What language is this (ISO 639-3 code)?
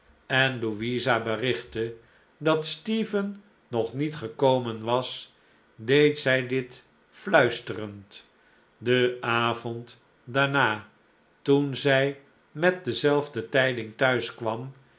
nld